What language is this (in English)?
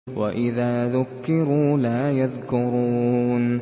Arabic